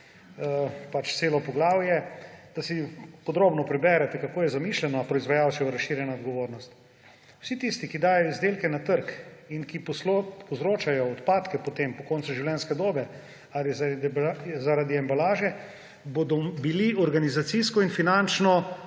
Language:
Slovenian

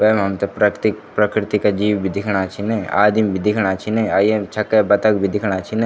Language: Garhwali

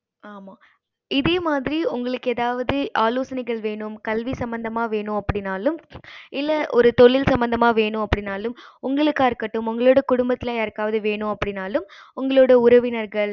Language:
Tamil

